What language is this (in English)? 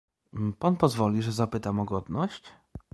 Polish